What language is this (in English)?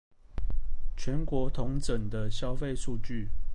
Chinese